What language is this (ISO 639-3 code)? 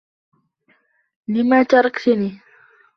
ara